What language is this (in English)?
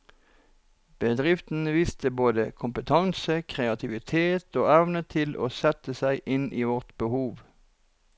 Norwegian